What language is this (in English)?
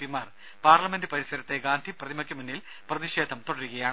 Malayalam